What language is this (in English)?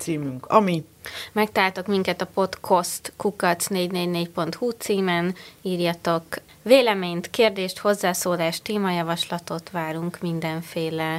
Hungarian